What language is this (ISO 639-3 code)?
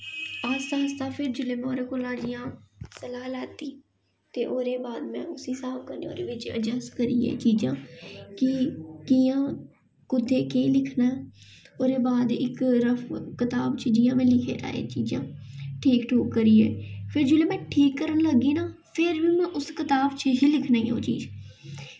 doi